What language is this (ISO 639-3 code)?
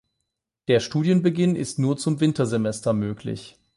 deu